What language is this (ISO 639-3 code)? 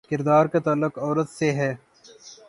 urd